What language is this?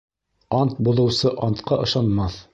Bashkir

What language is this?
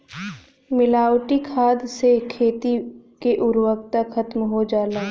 Bhojpuri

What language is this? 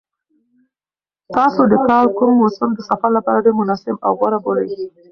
Pashto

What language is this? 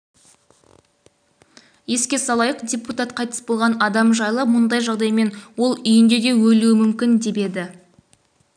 Kazakh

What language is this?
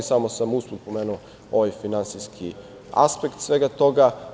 Serbian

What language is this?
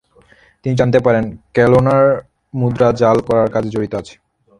Bangla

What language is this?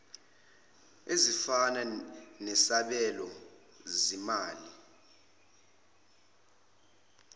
Zulu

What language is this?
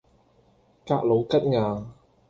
Cantonese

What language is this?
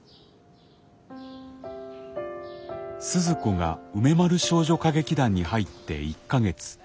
Japanese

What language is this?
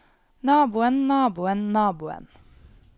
Norwegian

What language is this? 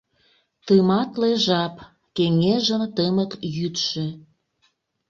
Mari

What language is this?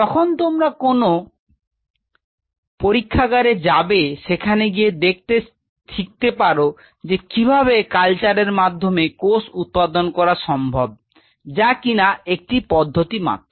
Bangla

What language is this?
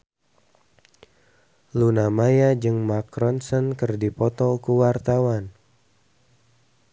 Sundanese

